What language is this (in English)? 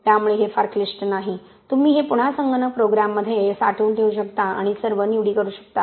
Marathi